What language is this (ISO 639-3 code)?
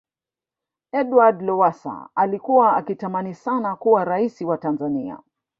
swa